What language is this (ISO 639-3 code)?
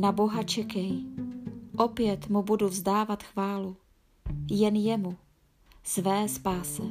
ces